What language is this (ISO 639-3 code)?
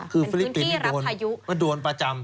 tha